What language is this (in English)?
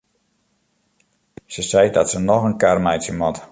Western Frisian